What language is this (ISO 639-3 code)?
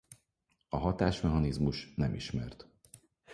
hun